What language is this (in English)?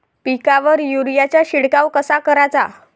Marathi